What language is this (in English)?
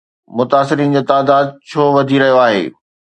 Sindhi